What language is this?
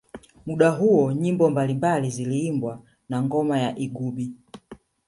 Swahili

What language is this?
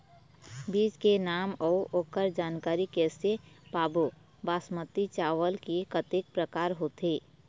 Chhattisgarhi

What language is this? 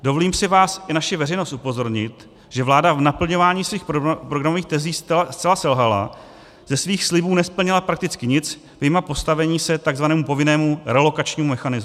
Czech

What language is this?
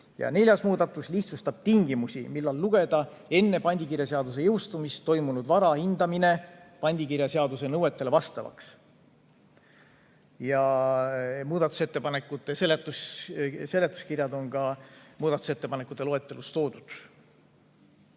Estonian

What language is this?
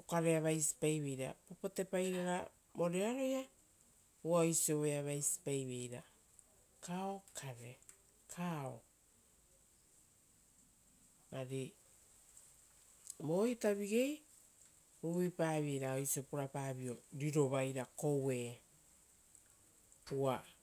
Rotokas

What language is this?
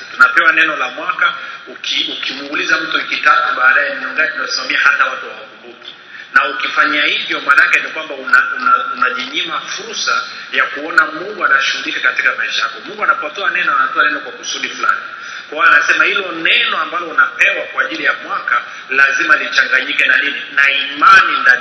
Swahili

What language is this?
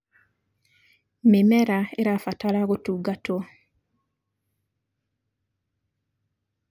Kikuyu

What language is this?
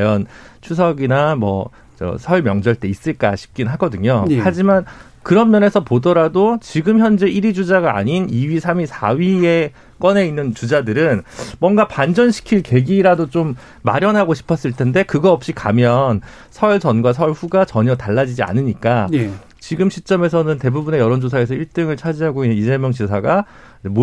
Korean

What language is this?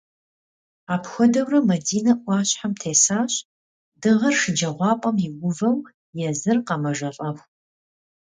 Kabardian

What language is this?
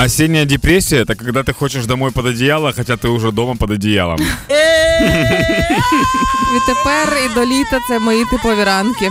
Ukrainian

